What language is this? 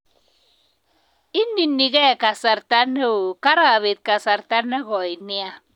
Kalenjin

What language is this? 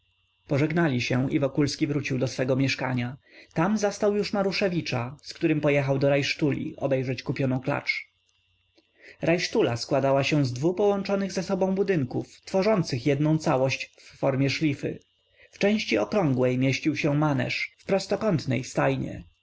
Polish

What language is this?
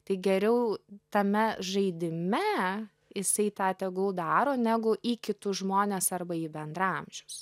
Lithuanian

